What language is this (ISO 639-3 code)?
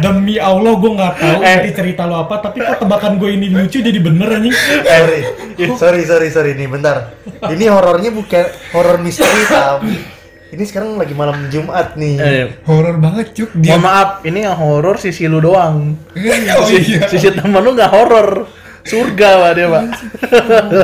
ind